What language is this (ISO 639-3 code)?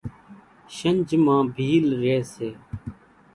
gjk